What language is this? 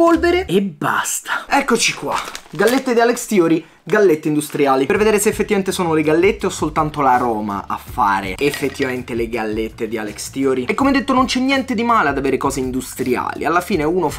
Italian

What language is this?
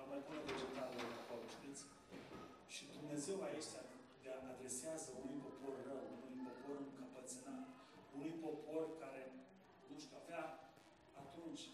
Romanian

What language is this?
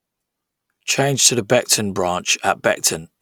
English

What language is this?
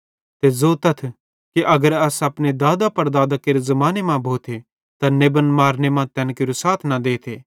Bhadrawahi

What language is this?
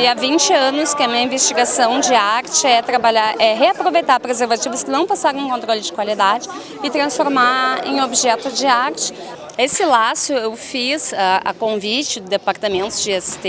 Portuguese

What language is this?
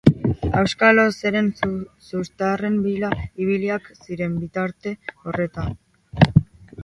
Basque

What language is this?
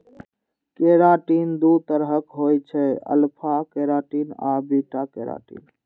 Maithili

